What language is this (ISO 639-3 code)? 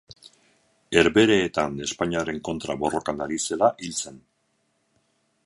eus